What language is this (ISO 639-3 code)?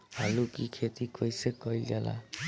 bho